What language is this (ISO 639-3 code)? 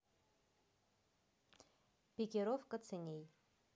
rus